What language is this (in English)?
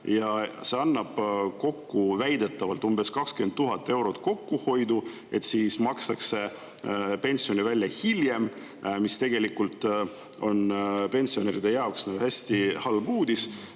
Estonian